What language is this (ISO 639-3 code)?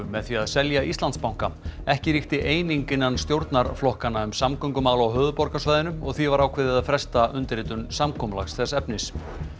isl